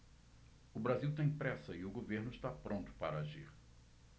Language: Portuguese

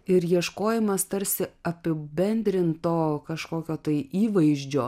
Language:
Lithuanian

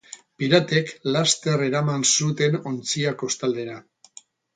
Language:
Basque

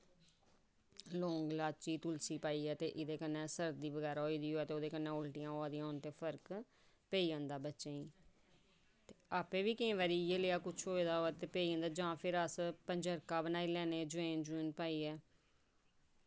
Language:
Dogri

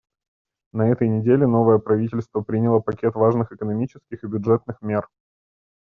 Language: Russian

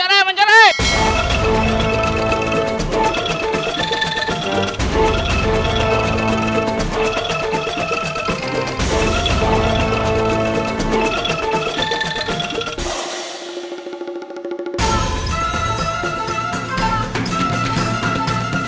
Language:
Indonesian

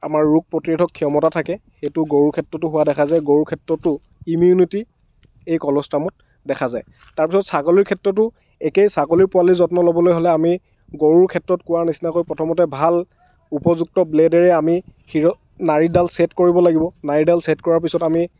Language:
Assamese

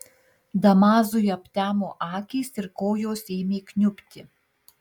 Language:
Lithuanian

